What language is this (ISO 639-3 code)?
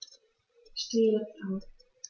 deu